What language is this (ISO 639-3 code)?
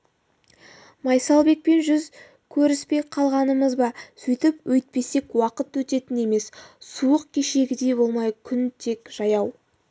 kaz